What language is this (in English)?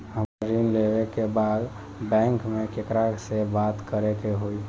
Bhojpuri